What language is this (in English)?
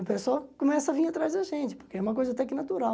Portuguese